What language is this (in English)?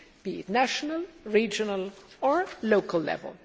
English